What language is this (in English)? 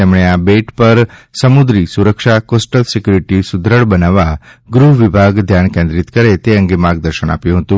Gujarati